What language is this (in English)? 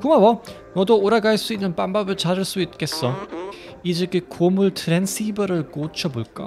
Korean